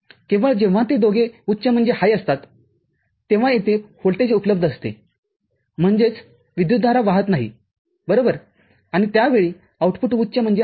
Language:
Marathi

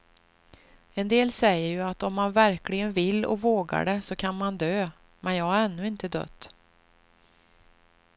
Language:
Swedish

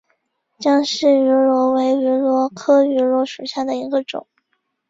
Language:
Chinese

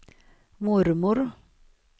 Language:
Swedish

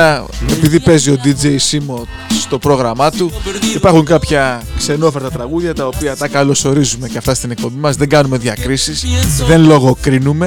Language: Greek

